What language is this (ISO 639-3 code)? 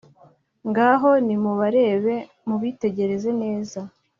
kin